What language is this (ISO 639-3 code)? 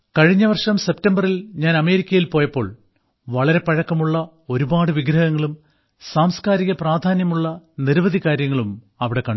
mal